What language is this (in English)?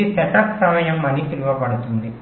Telugu